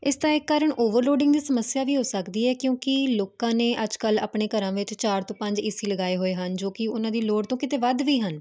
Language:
Punjabi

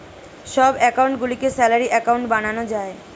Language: Bangla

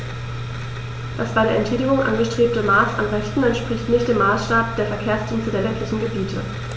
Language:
German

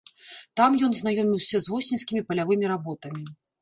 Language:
Belarusian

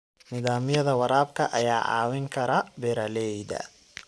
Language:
Somali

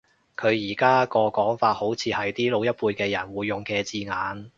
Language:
Cantonese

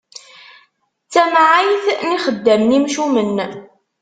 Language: Kabyle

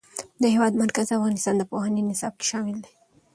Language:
Pashto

